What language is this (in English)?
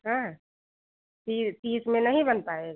Hindi